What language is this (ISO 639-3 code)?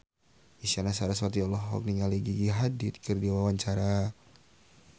sun